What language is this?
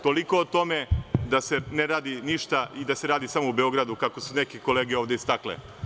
Serbian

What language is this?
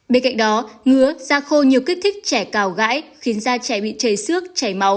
Vietnamese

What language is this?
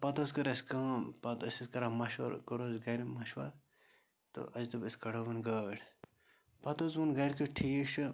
Kashmiri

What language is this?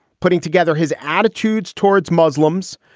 English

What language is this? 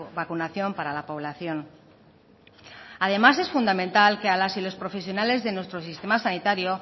Spanish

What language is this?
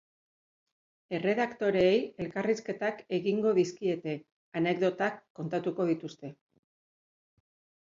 Basque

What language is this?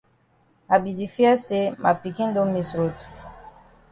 Cameroon Pidgin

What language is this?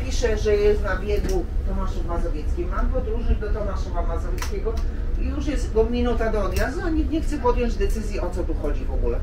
Polish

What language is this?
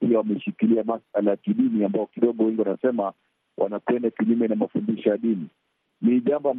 Swahili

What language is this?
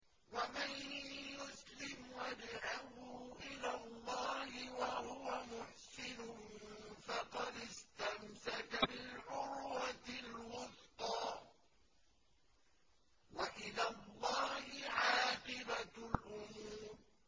Arabic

